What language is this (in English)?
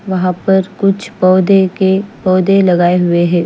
Hindi